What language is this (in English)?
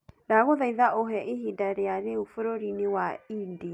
Kikuyu